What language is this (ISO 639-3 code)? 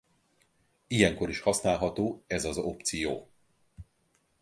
hun